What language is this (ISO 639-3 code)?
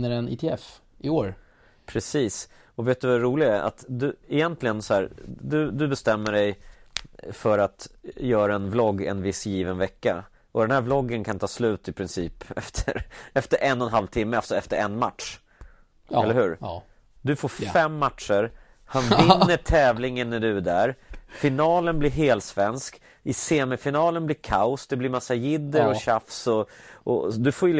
swe